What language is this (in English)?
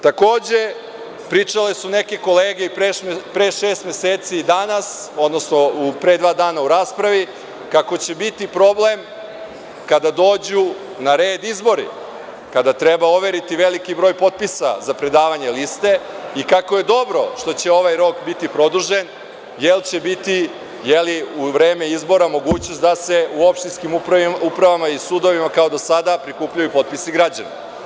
Serbian